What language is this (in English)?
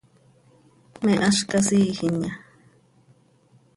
Seri